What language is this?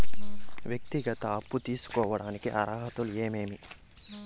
Telugu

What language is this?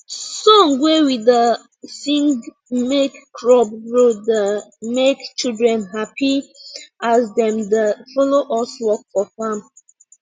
Nigerian Pidgin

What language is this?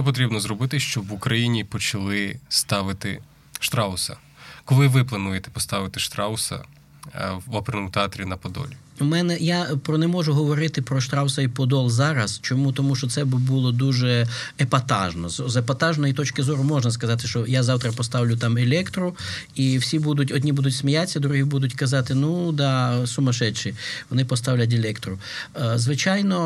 Ukrainian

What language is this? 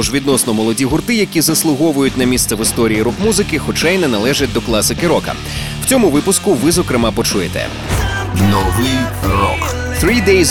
Ukrainian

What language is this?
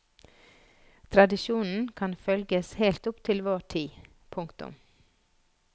Norwegian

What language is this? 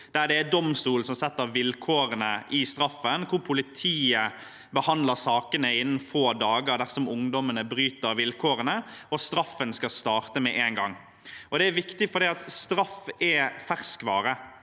Norwegian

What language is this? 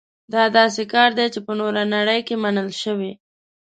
Pashto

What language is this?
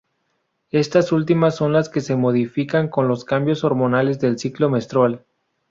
Spanish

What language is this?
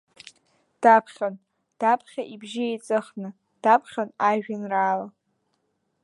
Abkhazian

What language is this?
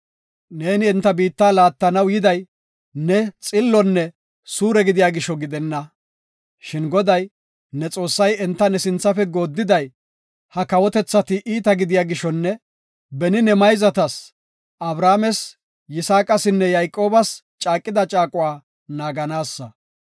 Gofa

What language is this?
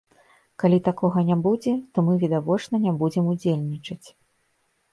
Belarusian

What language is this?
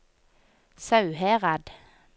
Norwegian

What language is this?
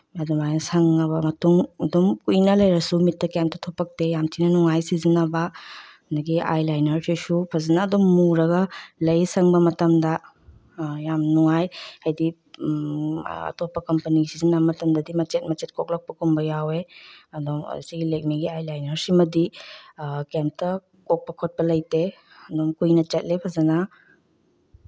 Manipuri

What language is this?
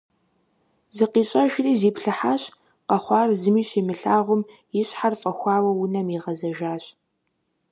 Kabardian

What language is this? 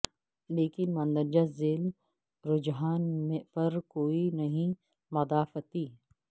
Urdu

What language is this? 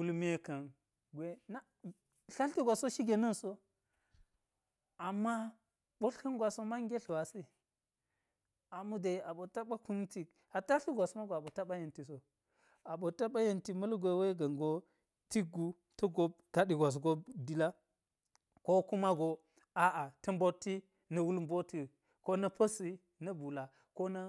Geji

